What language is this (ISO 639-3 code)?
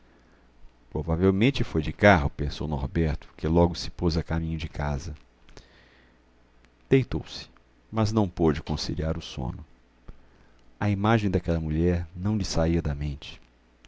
por